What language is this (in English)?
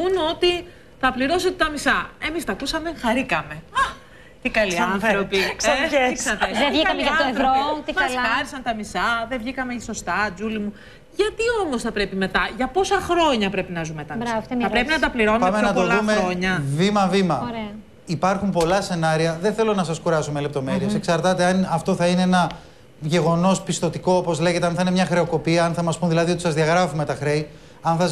Greek